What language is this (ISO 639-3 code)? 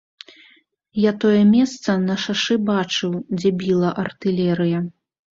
bel